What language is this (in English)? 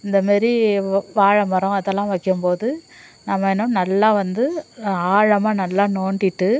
Tamil